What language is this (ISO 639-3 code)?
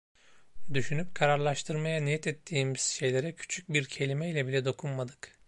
tur